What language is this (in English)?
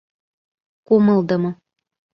Mari